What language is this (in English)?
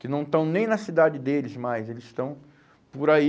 Portuguese